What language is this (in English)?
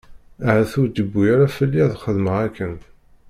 Kabyle